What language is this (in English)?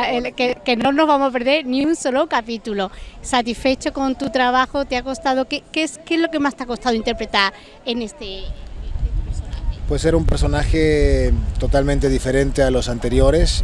Spanish